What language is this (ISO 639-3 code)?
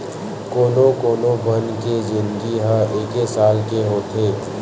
hne